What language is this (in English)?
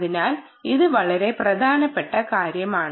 Malayalam